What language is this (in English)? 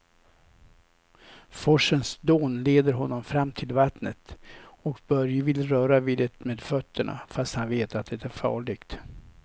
Swedish